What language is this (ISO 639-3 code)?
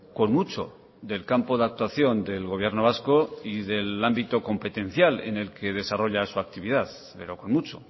spa